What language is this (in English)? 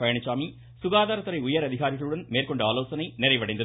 Tamil